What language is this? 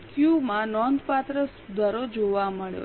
Gujarati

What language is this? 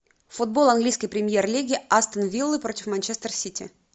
Russian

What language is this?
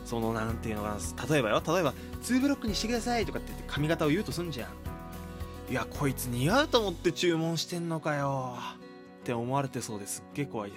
Japanese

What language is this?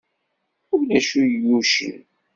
Kabyle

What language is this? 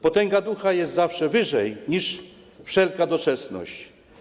Polish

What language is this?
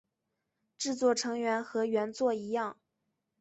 Chinese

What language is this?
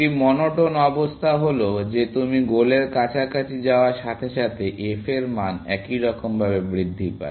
Bangla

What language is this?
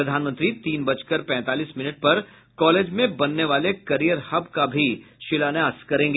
Hindi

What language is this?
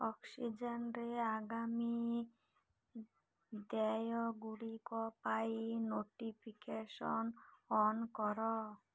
Odia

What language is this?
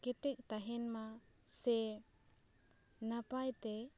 Santali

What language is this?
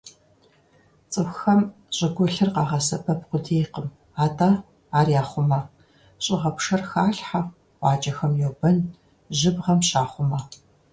Kabardian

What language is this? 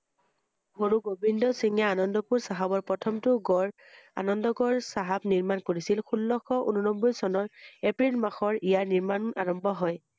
Assamese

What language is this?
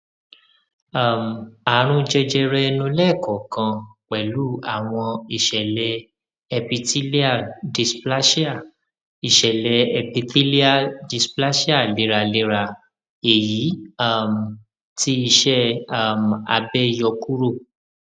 Yoruba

